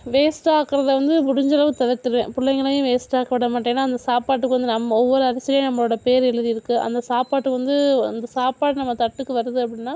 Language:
Tamil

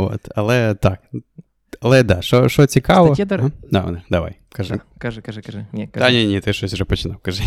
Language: Ukrainian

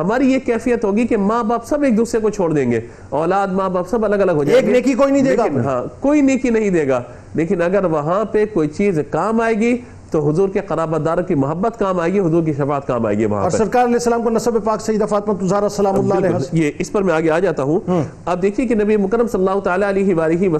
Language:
Urdu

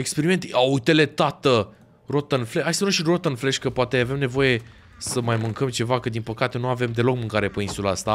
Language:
Romanian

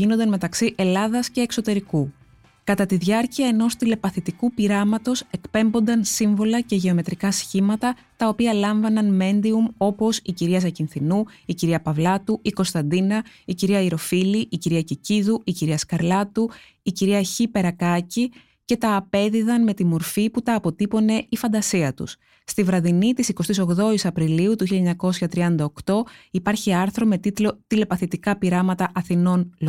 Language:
Greek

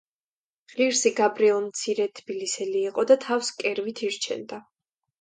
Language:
Georgian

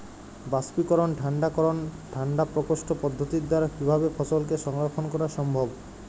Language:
Bangla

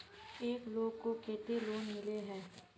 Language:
Magahi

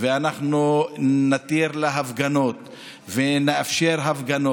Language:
Hebrew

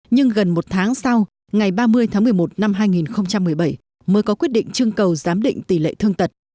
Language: Vietnamese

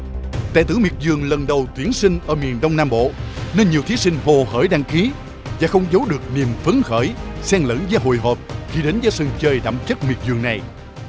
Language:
Vietnamese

